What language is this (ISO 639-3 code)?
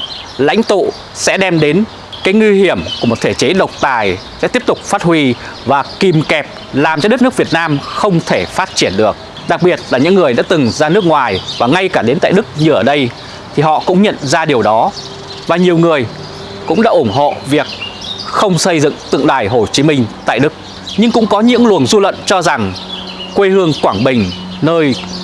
vie